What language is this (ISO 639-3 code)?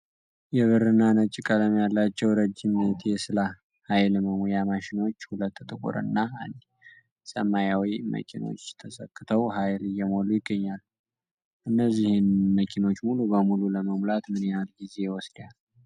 amh